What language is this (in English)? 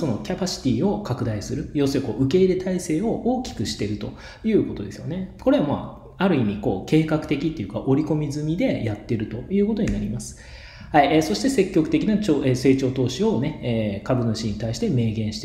Japanese